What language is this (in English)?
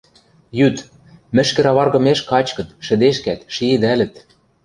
Western Mari